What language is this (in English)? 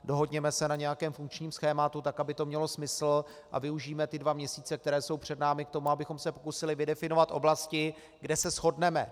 Czech